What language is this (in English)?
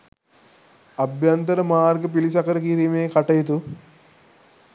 Sinhala